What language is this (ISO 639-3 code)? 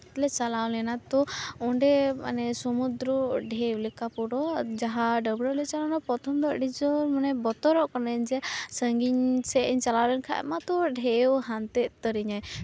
sat